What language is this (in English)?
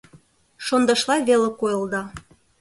Mari